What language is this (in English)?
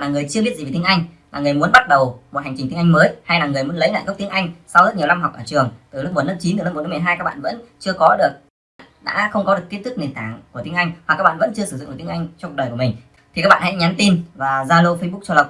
Vietnamese